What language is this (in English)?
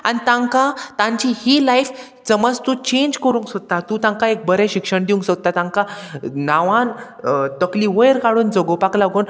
Konkani